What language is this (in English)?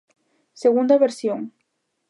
Galician